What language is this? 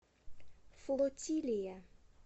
Russian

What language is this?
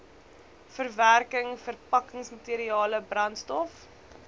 Afrikaans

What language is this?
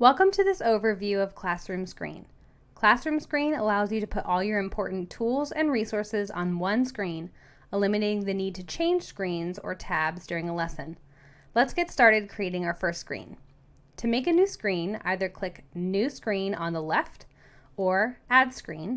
English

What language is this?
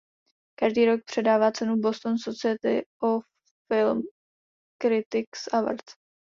Czech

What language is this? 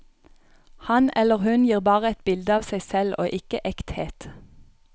Norwegian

